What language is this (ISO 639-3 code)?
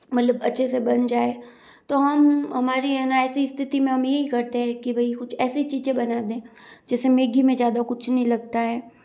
hin